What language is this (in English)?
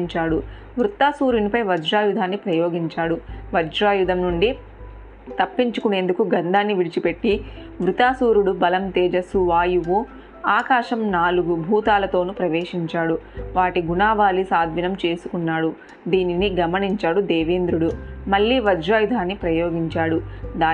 Telugu